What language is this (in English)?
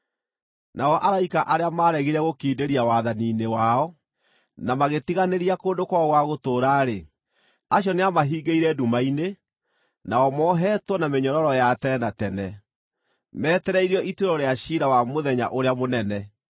Kikuyu